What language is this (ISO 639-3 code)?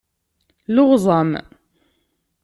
kab